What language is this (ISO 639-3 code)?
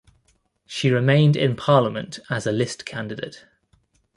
eng